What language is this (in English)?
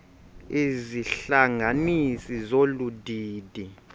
Xhosa